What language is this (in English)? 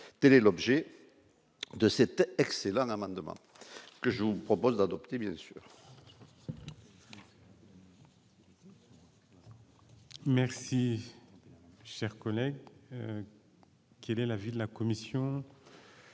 French